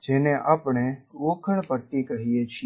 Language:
Gujarati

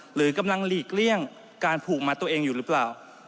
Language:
Thai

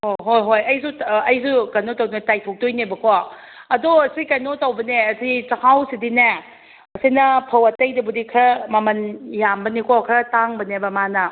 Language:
Manipuri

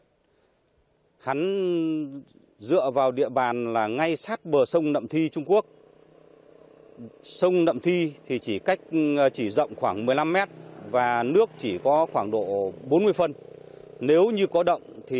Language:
Vietnamese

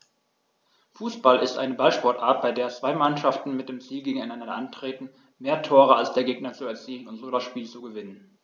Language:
German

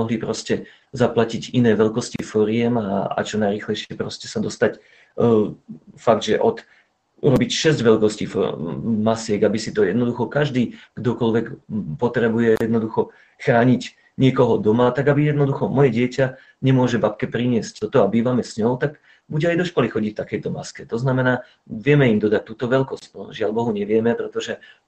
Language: Slovak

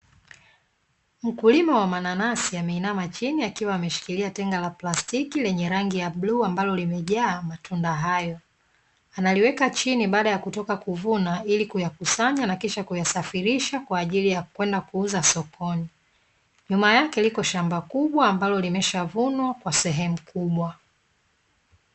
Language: Swahili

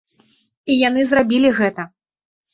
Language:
Belarusian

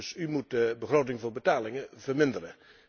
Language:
Dutch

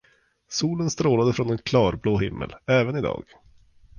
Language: Swedish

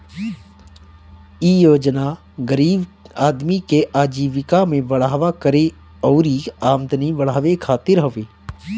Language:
Bhojpuri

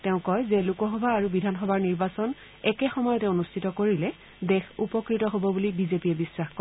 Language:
Assamese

